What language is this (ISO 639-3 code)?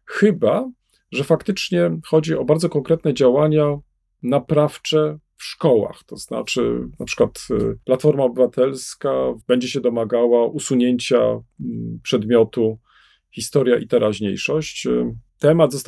pol